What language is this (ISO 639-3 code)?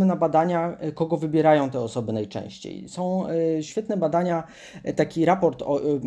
pol